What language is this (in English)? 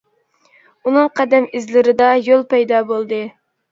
Uyghur